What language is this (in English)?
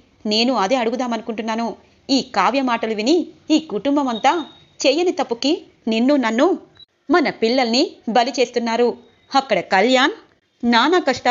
Telugu